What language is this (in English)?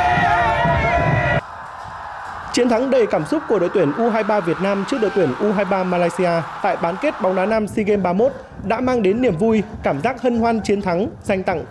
Vietnamese